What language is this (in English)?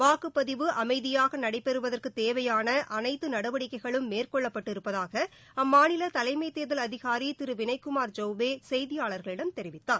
Tamil